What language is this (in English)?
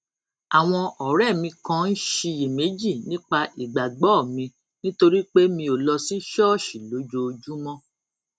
Yoruba